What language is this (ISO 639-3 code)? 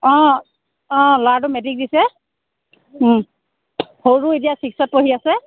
asm